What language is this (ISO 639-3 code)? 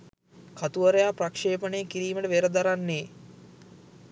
sin